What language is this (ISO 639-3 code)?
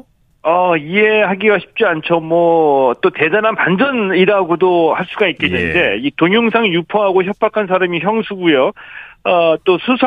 kor